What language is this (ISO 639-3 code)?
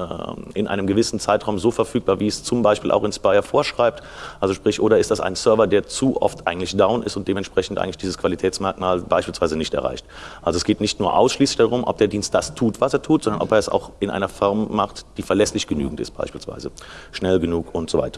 deu